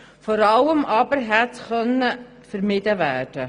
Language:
Swiss German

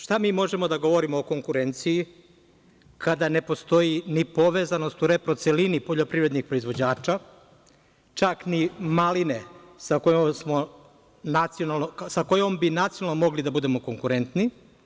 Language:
Serbian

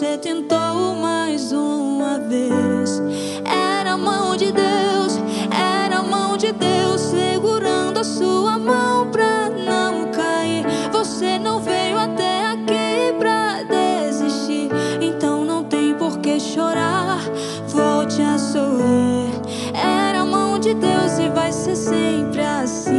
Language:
Portuguese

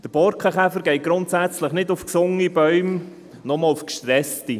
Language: Swiss German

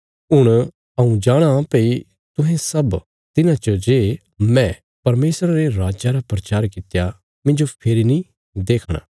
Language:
Bilaspuri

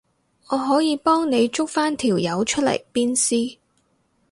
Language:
Cantonese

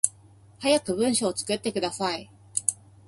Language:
Japanese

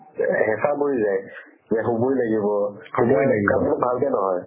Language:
Assamese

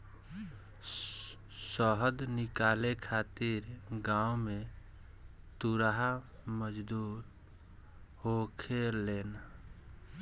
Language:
Bhojpuri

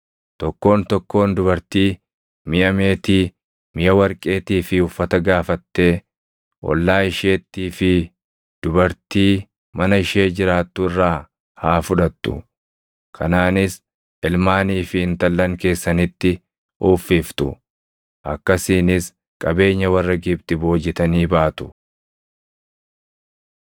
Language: Oromo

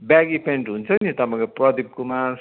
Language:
Nepali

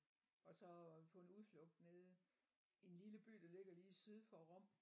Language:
Danish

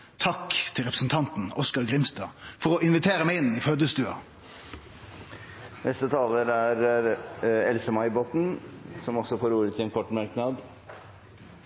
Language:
Norwegian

